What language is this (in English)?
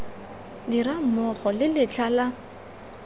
Tswana